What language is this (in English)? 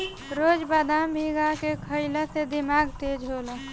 Bhojpuri